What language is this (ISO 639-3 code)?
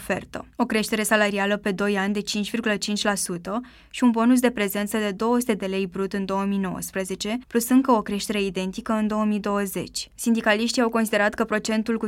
ron